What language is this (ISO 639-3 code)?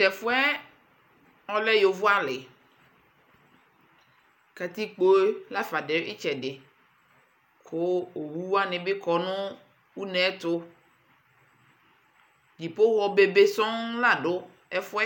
kpo